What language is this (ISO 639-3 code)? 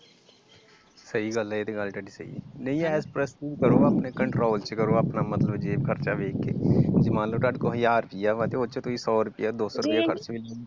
pan